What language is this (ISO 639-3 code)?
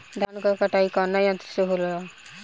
bho